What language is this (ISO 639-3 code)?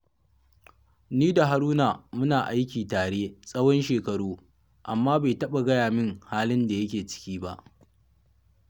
hau